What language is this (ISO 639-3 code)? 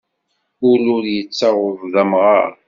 kab